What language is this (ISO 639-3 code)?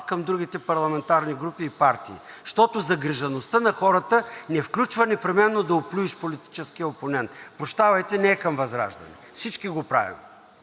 bul